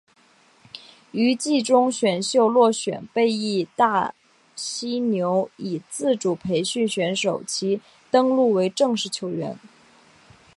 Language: Chinese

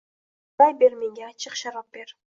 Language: Uzbek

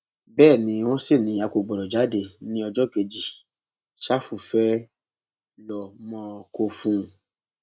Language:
Yoruba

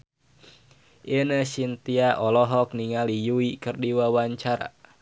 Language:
Sundanese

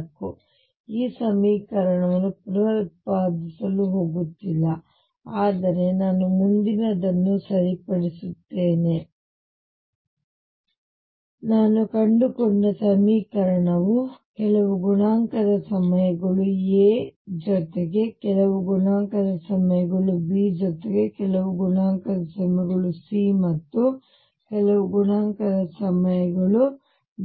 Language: Kannada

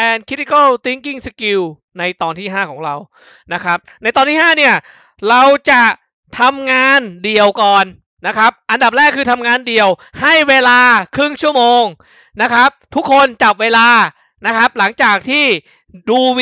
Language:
Thai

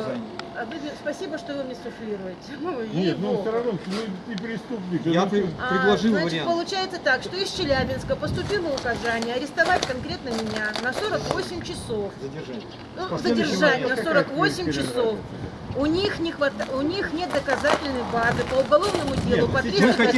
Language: Russian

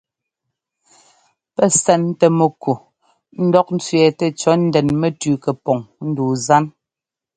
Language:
Ngomba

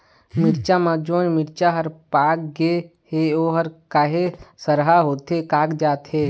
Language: Chhattisgarhi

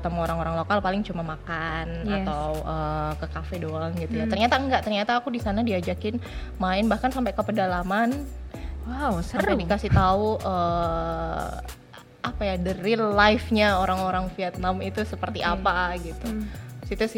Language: Indonesian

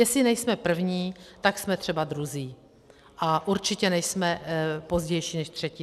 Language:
Czech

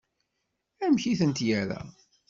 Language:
Kabyle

